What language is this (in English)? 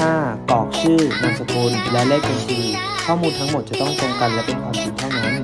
Thai